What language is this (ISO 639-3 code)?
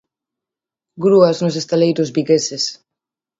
glg